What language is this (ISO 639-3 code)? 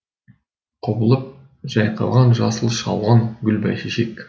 kaz